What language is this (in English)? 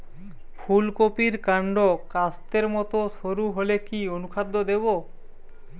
Bangla